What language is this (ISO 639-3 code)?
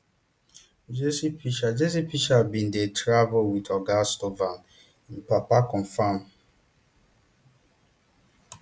pcm